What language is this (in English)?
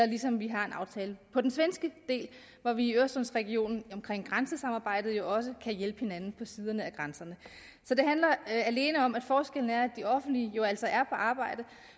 Danish